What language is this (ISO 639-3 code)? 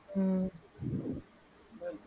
tam